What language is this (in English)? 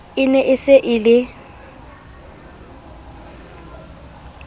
Southern Sotho